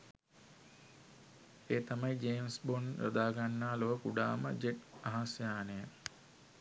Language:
Sinhala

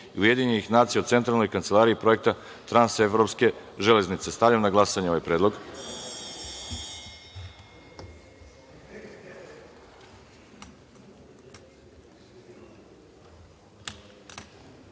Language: Serbian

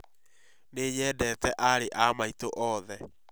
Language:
Kikuyu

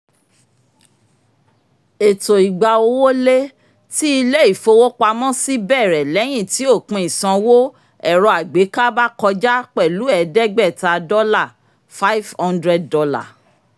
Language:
Yoruba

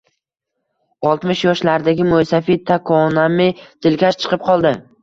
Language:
Uzbek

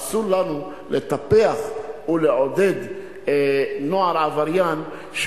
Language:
Hebrew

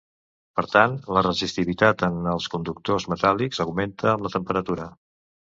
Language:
Catalan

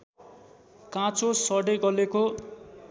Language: Nepali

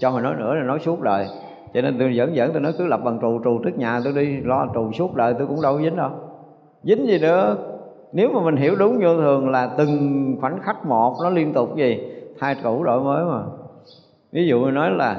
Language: Vietnamese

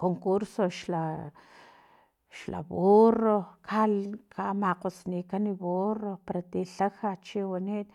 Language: Filomena Mata-Coahuitlán Totonac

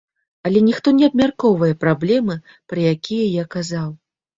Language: Belarusian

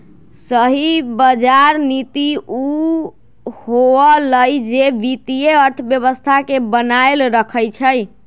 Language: Magahi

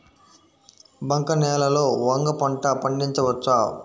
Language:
Telugu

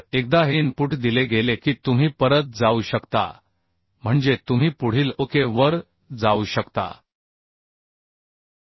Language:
Marathi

